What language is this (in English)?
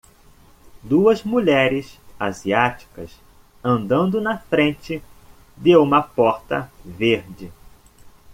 Portuguese